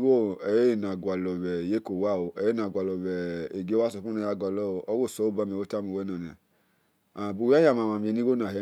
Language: Esan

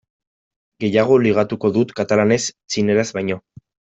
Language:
Basque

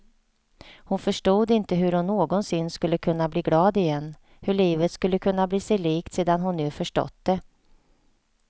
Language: Swedish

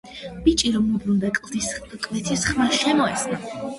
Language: Georgian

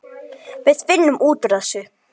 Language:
Icelandic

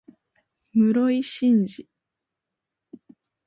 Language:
Japanese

